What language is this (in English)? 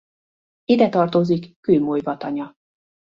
Hungarian